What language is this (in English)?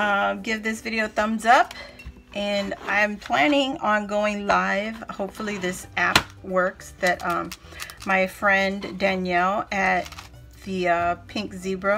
English